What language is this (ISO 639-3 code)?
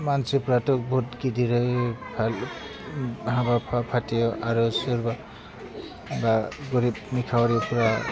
brx